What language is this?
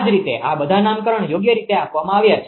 Gujarati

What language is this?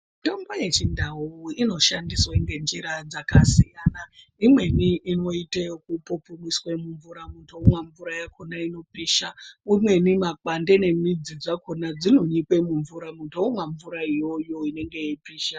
Ndau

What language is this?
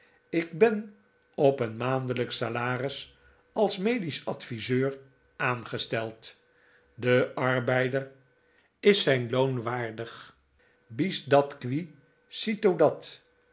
Dutch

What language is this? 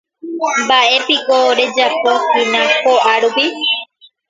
Guarani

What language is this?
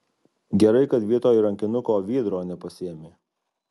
Lithuanian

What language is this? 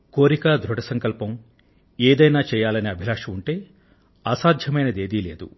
Telugu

